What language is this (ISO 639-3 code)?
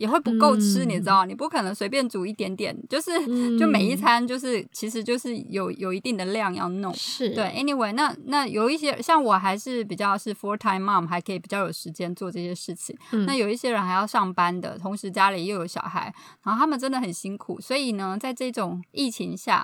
zho